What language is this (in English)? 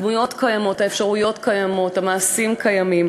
Hebrew